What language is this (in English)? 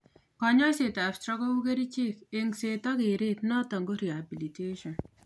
Kalenjin